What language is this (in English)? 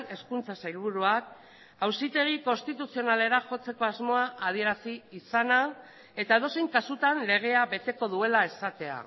Basque